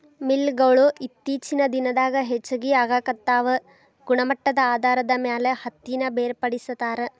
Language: Kannada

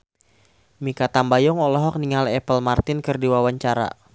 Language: Sundanese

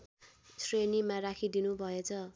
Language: Nepali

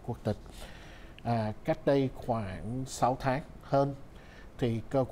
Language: Vietnamese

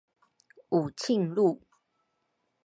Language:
Chinese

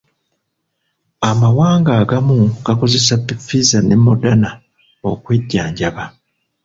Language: Ganda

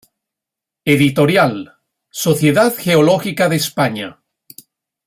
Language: Spanish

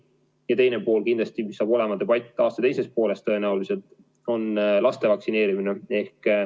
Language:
Estonian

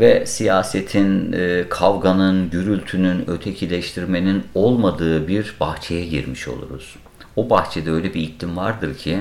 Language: Turkish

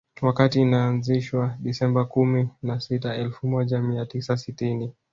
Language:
Swahili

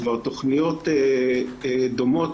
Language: Hebrew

